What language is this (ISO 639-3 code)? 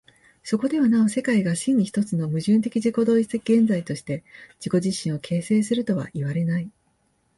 jpn